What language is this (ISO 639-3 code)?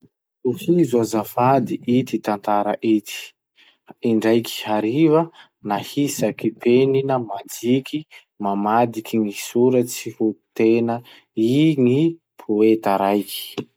msh